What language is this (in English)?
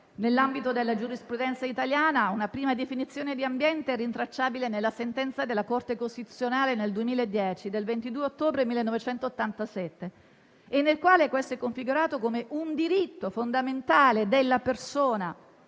Italian